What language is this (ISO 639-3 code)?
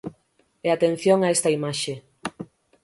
glg